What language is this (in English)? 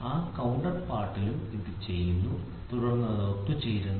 Malayalam